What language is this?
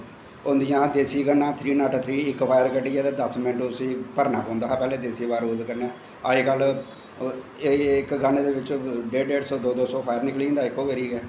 Dogri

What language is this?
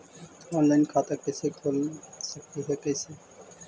Magahi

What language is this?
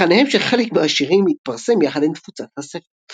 Hebrew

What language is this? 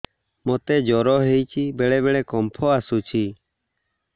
Odia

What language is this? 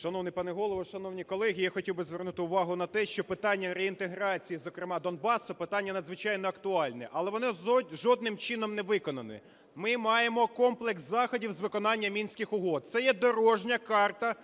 Ukrainian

